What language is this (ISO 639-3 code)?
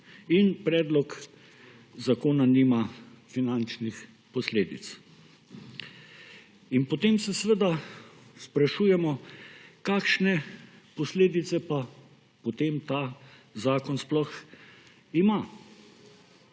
slv